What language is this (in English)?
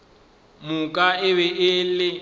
Northern Sotho